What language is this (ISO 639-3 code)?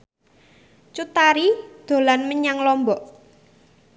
jav